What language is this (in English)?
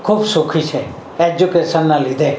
Gujarati